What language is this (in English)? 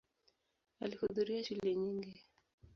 Swahili